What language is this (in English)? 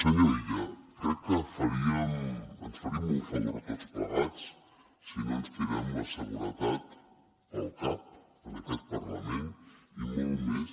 Catalan